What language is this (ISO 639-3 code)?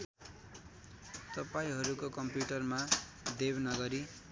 nep